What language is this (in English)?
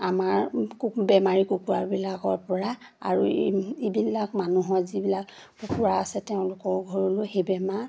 Assamese